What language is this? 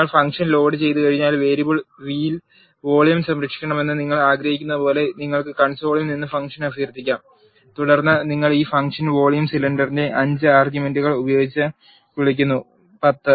Malayalam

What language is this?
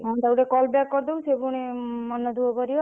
Odia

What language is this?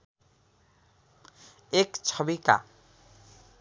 Nepali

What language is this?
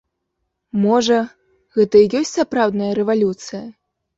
Belarusian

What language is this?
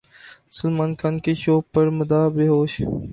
Urdu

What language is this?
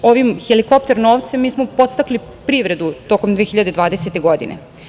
Serbian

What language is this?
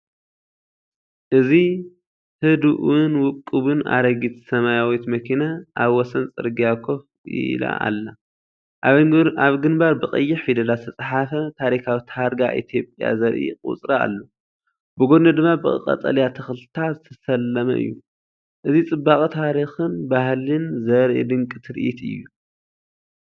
Tigrinya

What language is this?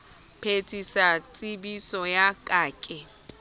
Southern Sotho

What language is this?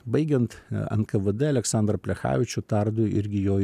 Lithuanian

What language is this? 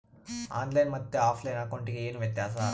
Kannada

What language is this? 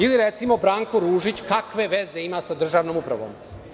Serbian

